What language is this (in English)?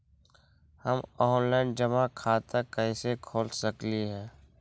Magahi